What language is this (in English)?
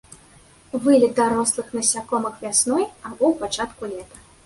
Belarusian